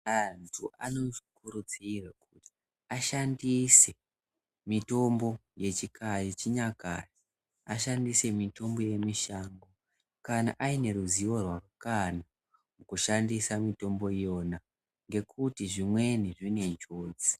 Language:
Ndau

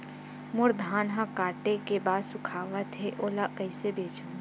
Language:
Chhattisgarhi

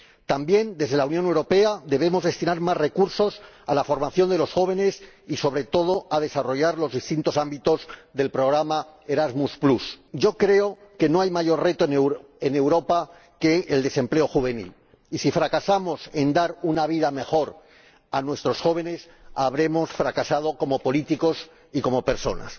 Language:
Spanish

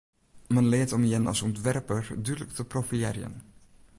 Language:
Western Frisian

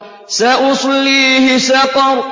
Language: Arabic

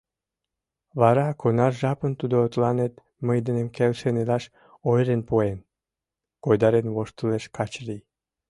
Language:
Mari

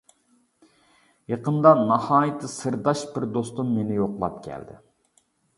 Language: Uyghur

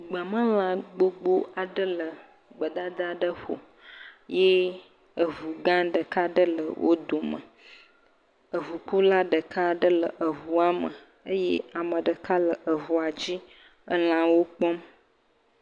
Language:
Ewe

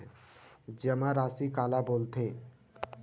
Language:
Chhattisgarhi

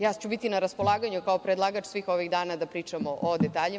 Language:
Serbian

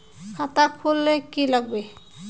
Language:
Magahi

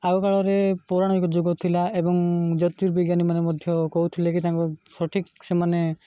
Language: Odia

